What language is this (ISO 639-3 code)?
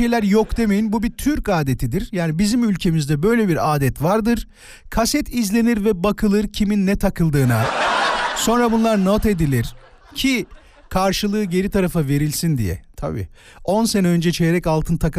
tur